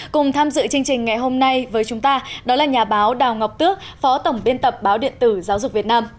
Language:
Vietnamese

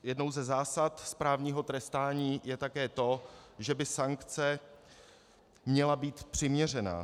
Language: Czech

